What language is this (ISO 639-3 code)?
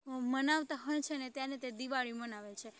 guj